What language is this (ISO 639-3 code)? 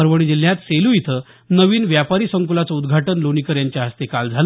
mar